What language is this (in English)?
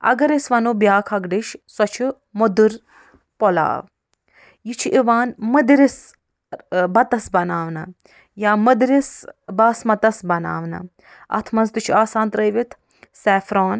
Kashmiri